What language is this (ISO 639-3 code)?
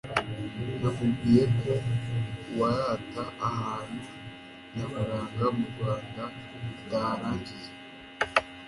kin